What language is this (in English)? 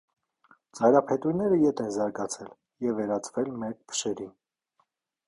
Armenian